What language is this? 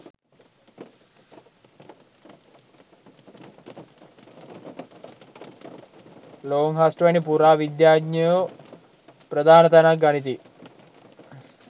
Sinhala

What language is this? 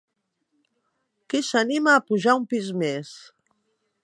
Catalan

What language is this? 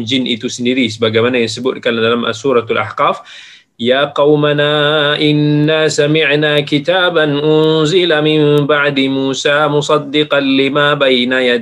Malay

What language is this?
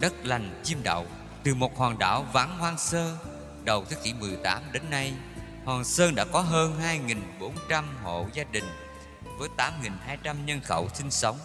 Vietnamese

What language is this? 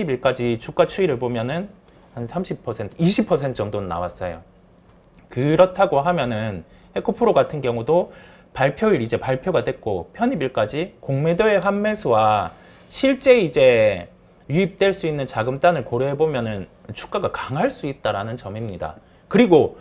Korean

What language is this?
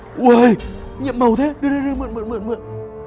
Vietnamese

